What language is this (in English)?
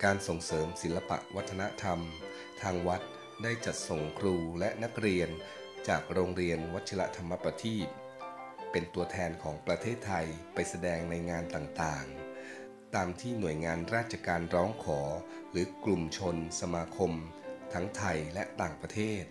Thai